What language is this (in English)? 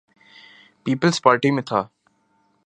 Urdu